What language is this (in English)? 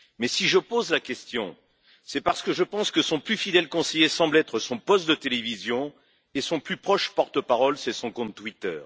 French